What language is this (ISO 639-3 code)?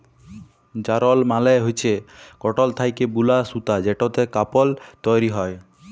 ben